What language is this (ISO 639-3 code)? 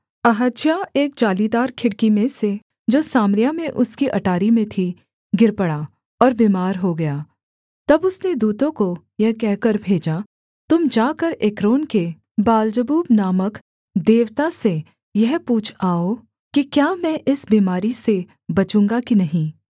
hin